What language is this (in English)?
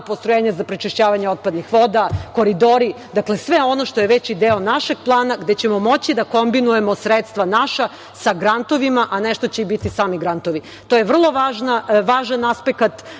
Serbian